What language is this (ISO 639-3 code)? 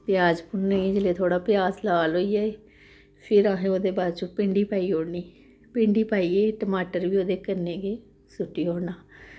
doi